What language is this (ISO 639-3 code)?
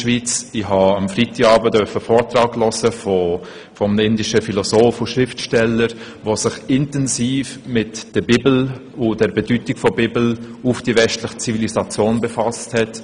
gsw